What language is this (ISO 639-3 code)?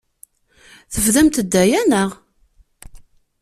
kab